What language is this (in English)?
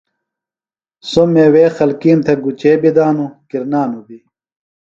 Phalura